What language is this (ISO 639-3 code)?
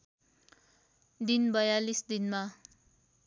nep